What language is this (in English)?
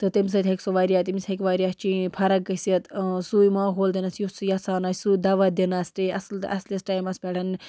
Kashmiri